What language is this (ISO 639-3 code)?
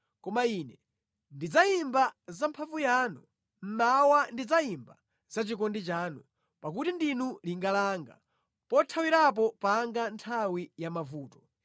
nya